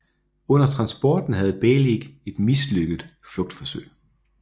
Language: Danish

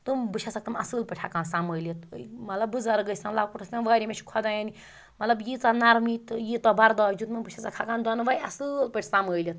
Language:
Kashmiri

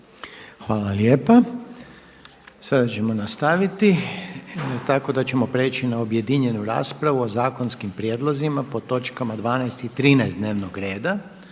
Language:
Croatian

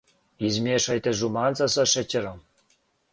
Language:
Serbian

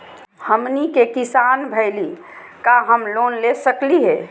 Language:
Magahi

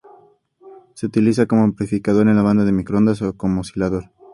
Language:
Spanish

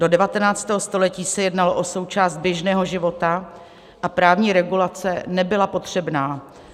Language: Czech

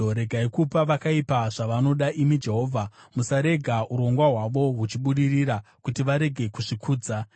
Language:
Shona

